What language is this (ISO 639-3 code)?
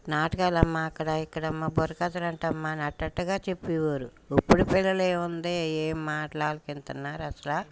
tel